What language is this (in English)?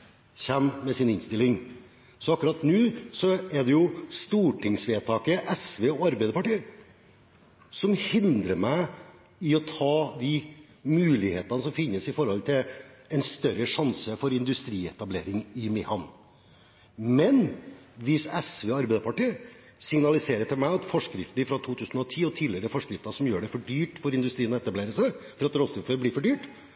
Norwegian Bokmål